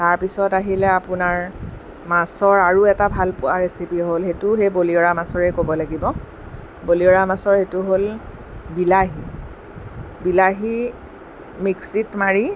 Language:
Assamese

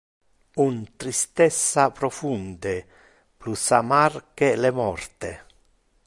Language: Interlingua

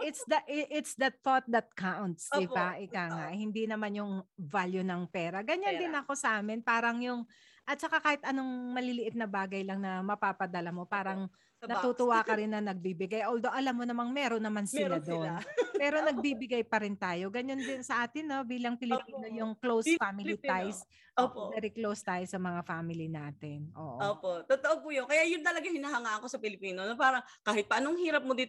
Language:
Filipino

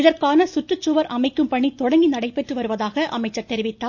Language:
Tamil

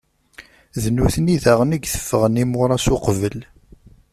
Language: Kabyle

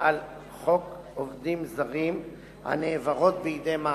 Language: Hebrew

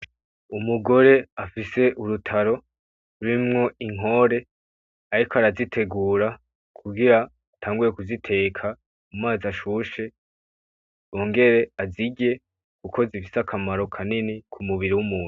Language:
Rundi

